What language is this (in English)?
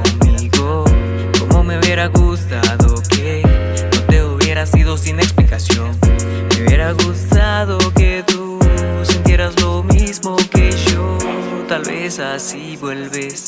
Spanish